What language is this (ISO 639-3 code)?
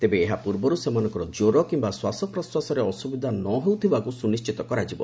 ori